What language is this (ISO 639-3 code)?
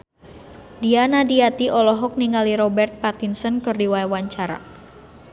sun